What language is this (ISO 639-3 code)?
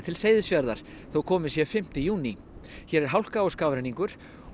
isl